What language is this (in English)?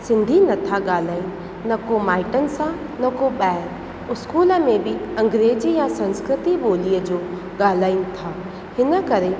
Sindhi